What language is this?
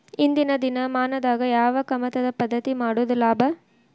Kannada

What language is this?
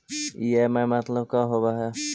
Magahi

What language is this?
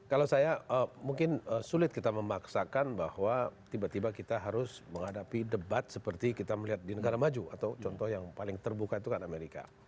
Indonesian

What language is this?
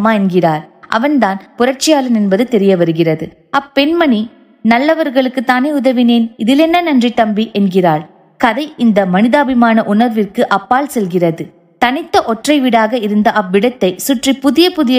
Tamil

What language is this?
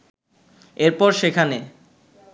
Bangla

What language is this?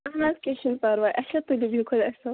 Kashmiri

